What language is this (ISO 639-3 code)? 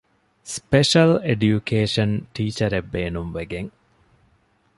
div